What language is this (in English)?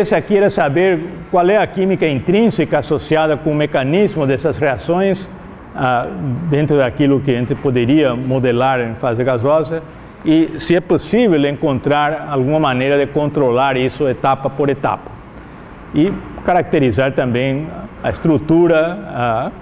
Portuguese